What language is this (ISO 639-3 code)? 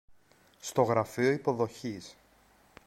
ell